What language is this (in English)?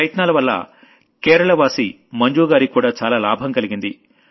Telugu